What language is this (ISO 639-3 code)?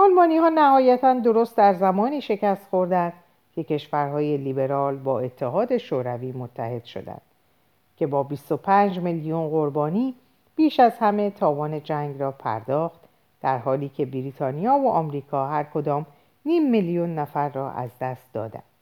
fas